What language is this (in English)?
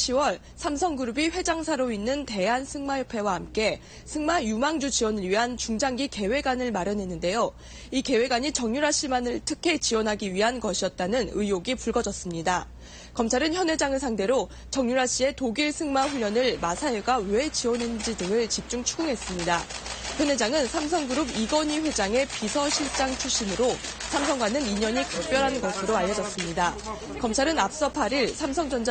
Korean